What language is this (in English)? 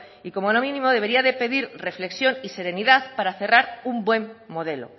Spanish